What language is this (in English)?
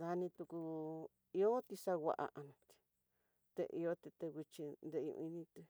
Tidaá Mixtec